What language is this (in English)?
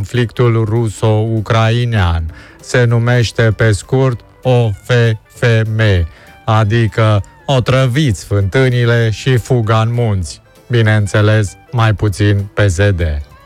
Romanian